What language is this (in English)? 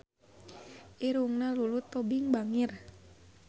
Sundanese